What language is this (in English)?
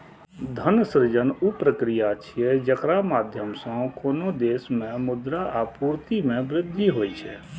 Maithili